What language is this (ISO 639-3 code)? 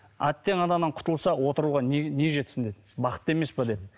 kaz